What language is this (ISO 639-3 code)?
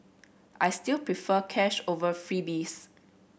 eng